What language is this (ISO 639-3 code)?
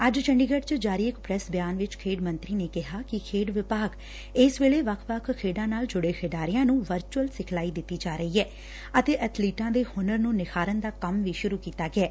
pan